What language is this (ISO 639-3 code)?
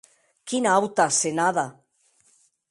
oci